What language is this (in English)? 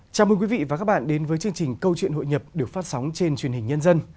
Vietnamese